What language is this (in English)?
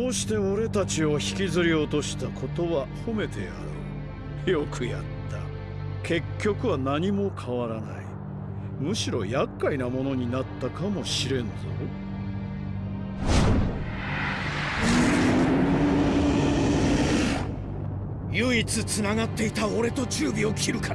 Japanese